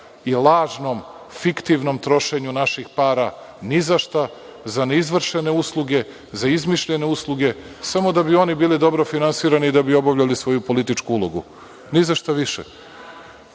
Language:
Serbian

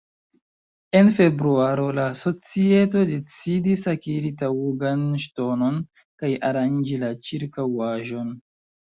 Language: Esperanto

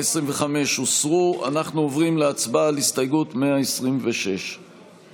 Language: Hebrew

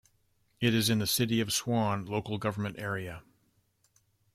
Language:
English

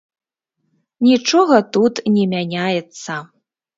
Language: Belarusian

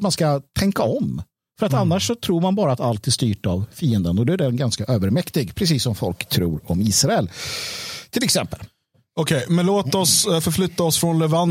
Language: Swedish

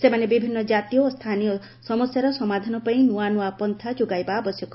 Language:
Odia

